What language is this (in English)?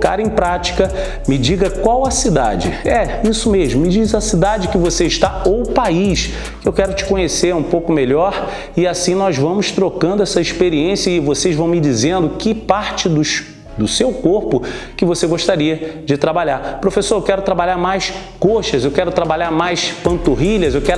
Portuguese